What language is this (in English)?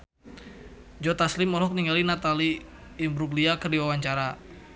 Sundanese